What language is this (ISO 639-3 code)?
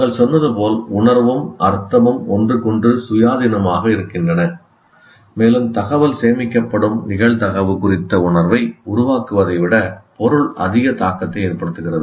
tam